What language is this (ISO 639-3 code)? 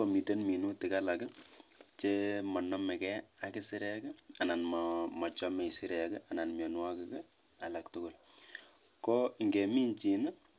kln